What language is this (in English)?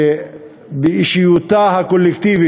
Hebrew